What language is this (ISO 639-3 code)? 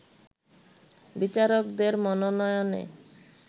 ben